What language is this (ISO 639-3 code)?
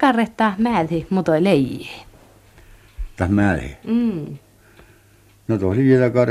fin